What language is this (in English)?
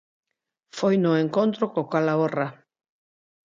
Galician